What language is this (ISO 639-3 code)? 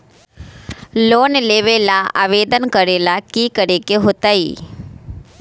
mag